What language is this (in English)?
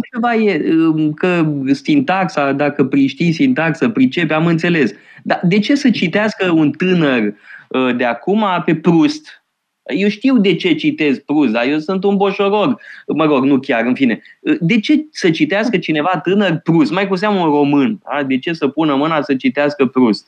Romanian